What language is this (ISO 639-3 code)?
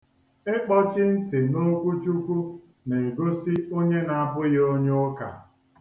ibo